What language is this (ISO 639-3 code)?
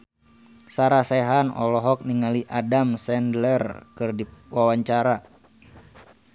sun